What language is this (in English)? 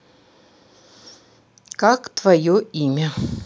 Russian